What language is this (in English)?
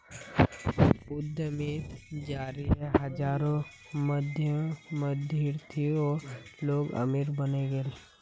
Magahi